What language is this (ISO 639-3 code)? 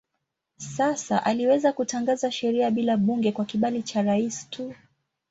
swa